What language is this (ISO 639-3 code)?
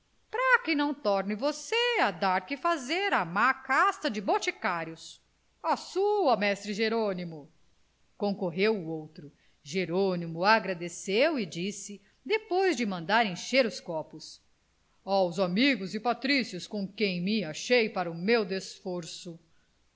por